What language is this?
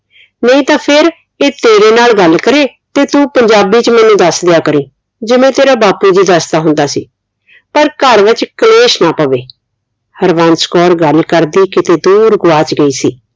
Punjabi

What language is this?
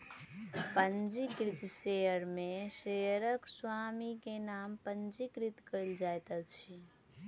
Maithili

